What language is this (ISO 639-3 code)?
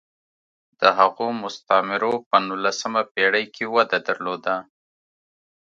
pus